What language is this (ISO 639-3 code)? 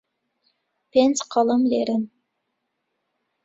ckb